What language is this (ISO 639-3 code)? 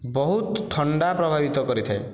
ori